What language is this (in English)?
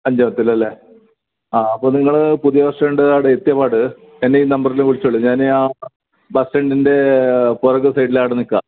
Malayalam